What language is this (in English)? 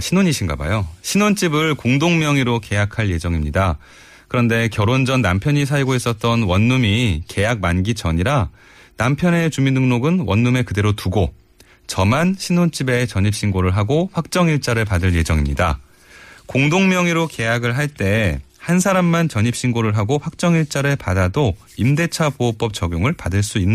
Korean